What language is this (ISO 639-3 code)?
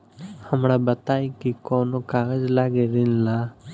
bho